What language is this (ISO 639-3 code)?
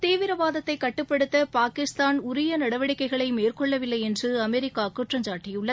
tam